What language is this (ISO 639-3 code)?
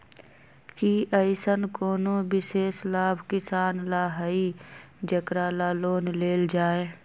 mag